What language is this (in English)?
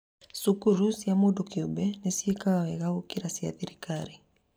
Kikuyu